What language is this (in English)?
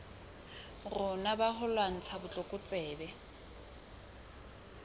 Southern Sotho